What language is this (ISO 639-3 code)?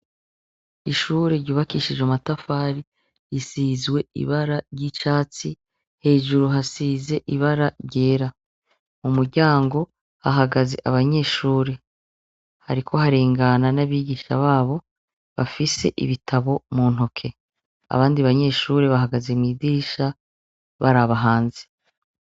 run